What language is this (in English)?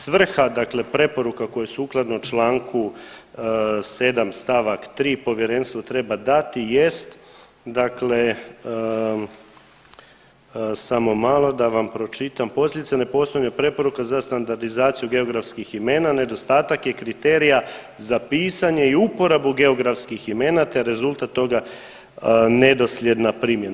Croatian